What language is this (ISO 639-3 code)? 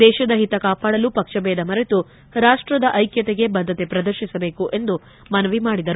kan